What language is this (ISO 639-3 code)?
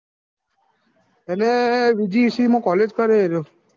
guj